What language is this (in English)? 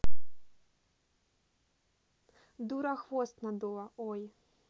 Russian